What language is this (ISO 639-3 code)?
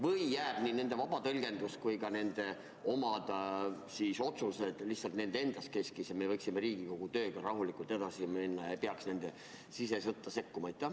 est